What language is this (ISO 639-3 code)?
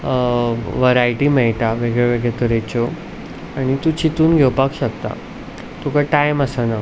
kok